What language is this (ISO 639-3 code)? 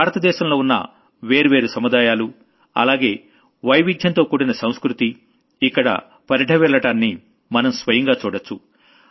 tel